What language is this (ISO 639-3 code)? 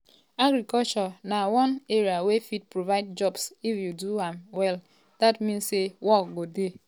pcm